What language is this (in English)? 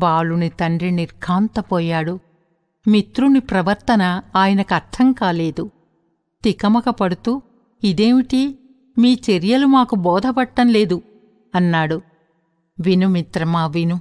Telugu